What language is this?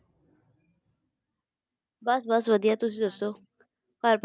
Punjabi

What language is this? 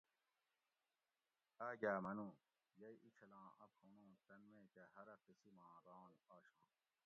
Gawri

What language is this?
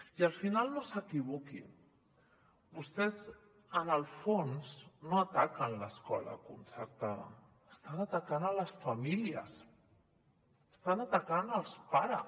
Catalan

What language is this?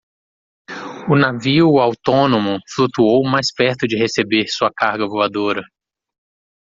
Portuguese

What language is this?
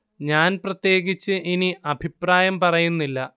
Malayalam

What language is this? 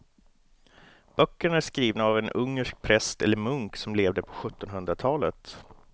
Swedish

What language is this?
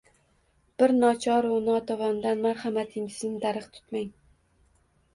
Uzbek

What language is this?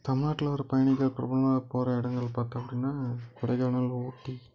Tamil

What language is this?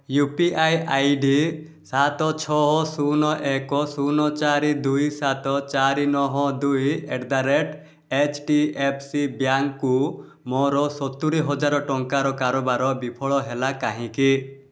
Odia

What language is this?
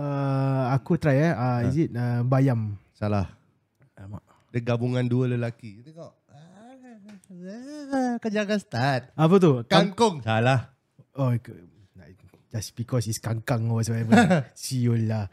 Malay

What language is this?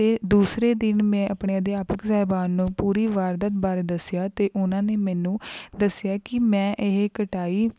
Punjabi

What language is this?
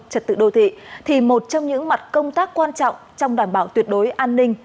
Vietnamese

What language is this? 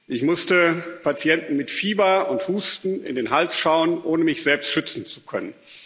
German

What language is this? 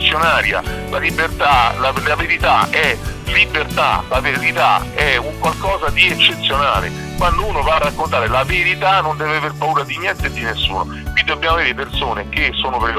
Italian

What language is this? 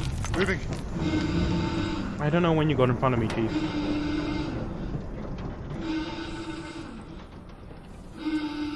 English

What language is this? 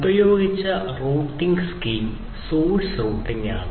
Malayalam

